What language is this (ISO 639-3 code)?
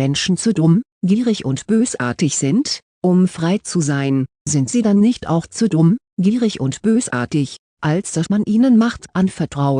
deu